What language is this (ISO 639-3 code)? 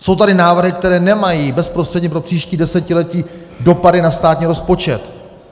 ces